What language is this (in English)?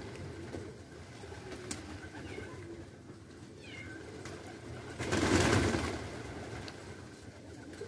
Turkish